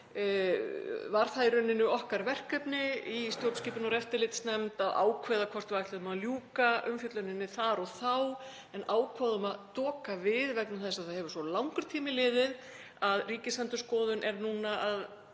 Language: Icelandic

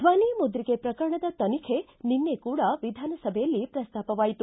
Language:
Kannada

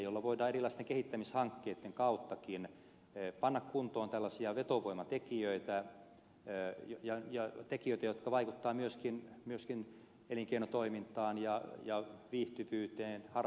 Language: Finnish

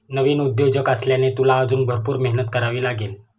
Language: Marathi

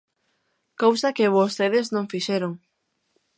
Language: Galician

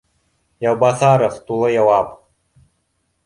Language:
Bashkir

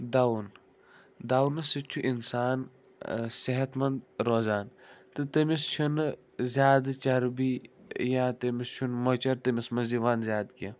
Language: Kashmiri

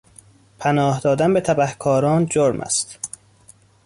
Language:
Persian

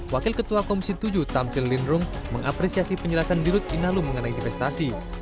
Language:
Indonesian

